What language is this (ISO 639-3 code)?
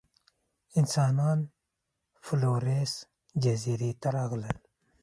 pus